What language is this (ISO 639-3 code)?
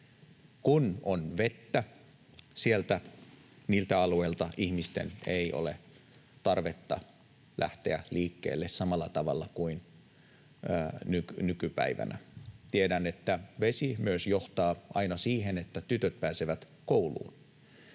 fin